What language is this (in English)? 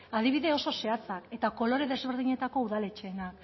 Basque